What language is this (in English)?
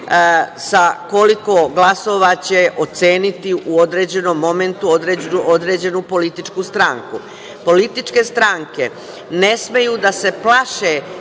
Serbian